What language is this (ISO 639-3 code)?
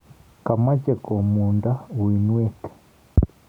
kln